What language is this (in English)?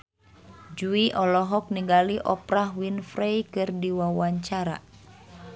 Sundanese